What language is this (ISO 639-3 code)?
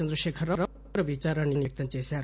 tel